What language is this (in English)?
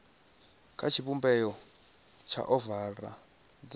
Venda